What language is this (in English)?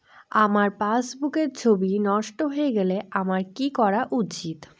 Bangla